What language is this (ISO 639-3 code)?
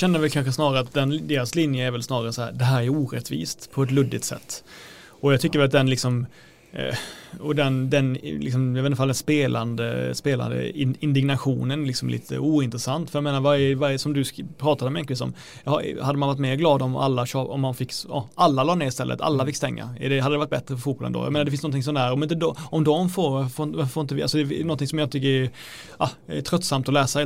swe